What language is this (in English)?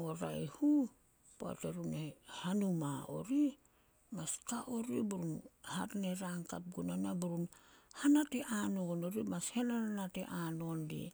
Solos